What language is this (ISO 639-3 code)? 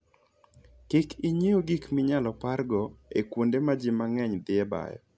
luo